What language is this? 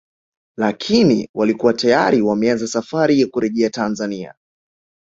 Swahili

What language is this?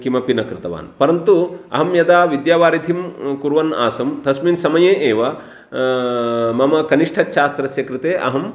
Sanskrit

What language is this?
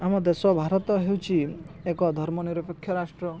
Odia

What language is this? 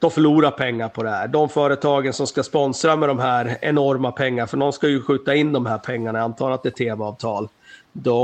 Swedish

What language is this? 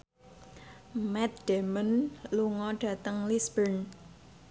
Javanese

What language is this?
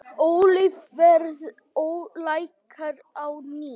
Icelandic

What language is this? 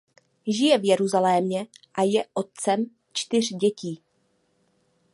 Czech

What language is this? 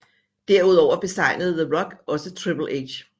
Danish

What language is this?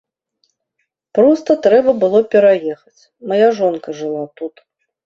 Belarusian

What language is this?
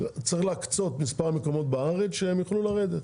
Hebrew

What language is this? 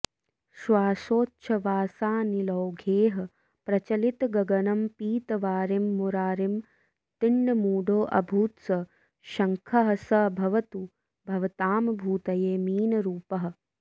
Sanskrit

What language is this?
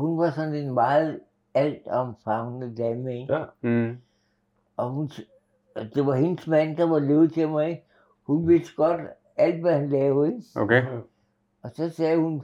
Danish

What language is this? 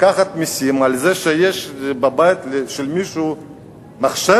Hebrew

